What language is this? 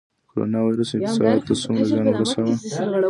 Pashto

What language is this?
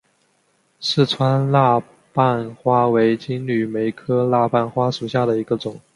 Chinese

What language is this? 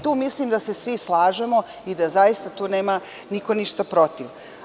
Serbian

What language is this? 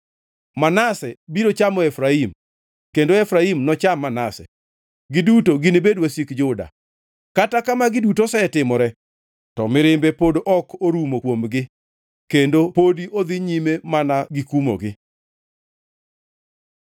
Luo (Kenya and Tanzania)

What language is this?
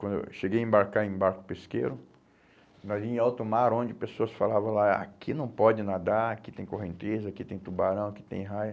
Portuguese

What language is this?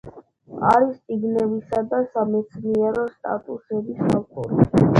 Georgian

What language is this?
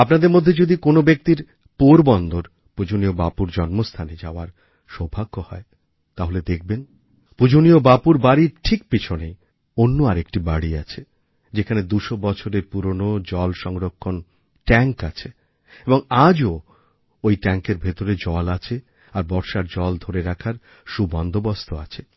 Bangla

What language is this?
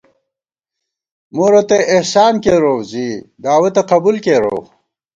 Gawar-Bati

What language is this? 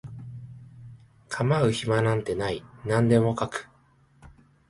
Japanese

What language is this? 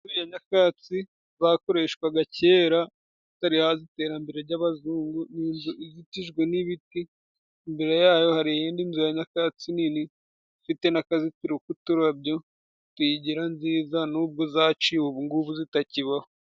Kinyarwanda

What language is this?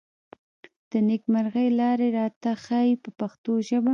Pashto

